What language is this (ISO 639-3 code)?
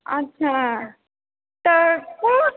mai